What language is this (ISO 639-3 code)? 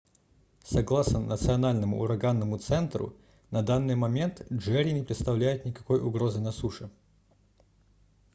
rus